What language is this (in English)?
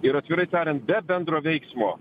Lithuanian